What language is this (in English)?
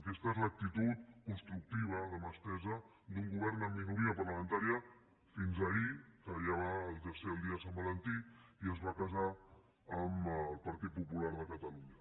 Catalan